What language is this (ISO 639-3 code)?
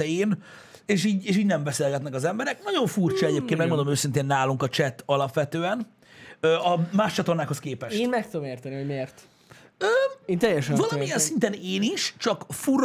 hun